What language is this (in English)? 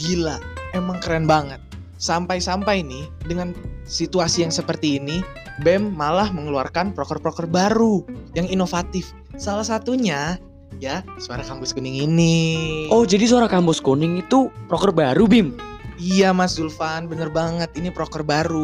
Indonesian